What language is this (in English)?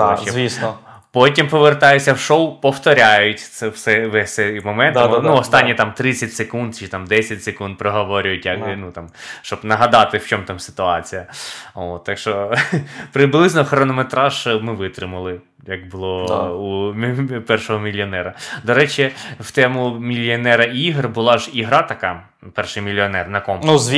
Ukrainian